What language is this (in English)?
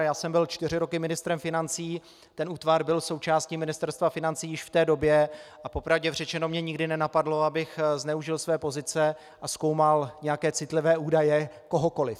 Czech